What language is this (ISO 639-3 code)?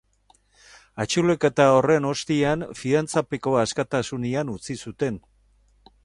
eus